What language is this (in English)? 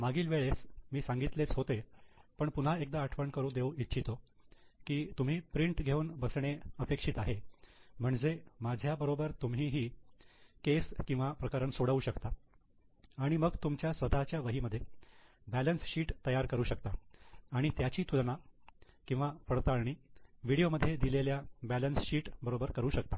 Marathi